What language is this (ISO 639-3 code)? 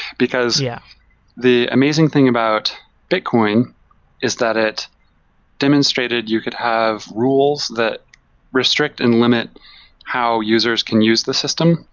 eng